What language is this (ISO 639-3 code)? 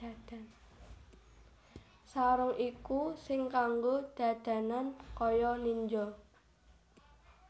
jav